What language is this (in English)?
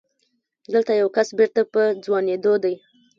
Pashto